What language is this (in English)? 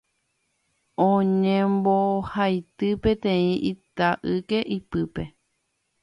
Guarani